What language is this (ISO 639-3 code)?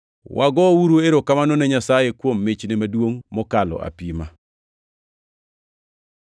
luo